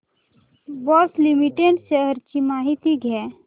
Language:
Marathi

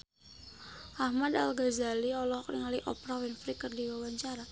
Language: Sundanese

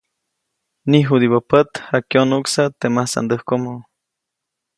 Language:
Copainalá Zoque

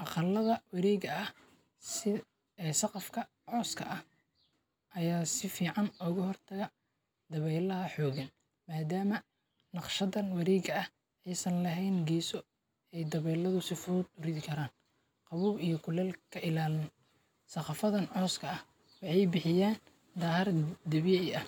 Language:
Somali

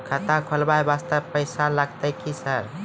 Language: Maithili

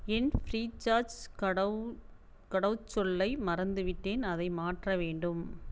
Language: Tamil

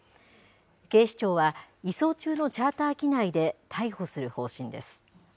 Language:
Japanese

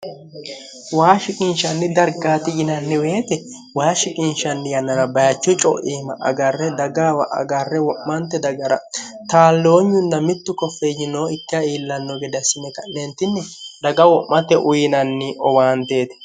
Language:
Sidamo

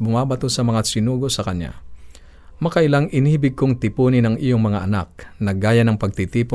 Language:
Filipino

